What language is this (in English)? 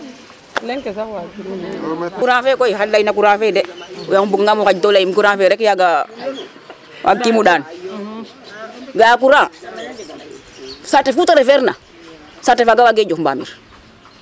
Serer